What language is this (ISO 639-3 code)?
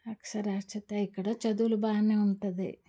tel